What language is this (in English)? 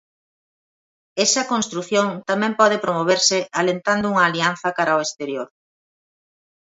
Galician